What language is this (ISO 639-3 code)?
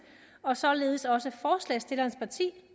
dan